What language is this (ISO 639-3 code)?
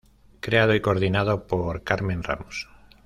spa